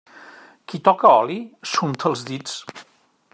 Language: Catalan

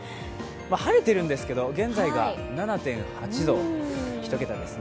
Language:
Japanese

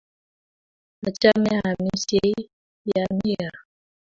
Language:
Kalenjin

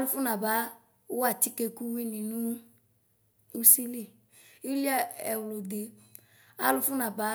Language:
Ikposo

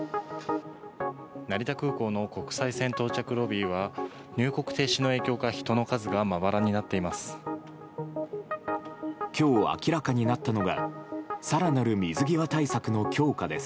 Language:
Japanese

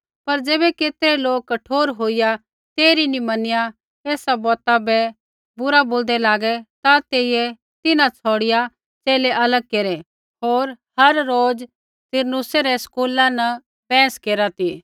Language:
Kullu Pahari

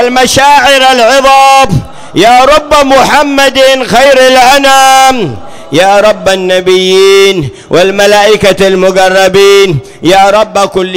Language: Arabic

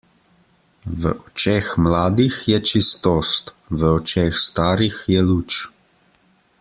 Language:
Slovenian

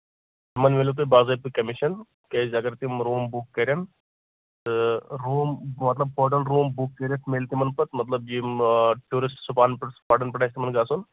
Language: Kashmiri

